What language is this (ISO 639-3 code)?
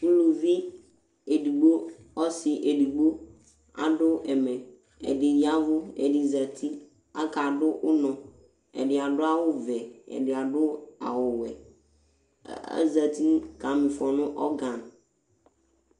kpo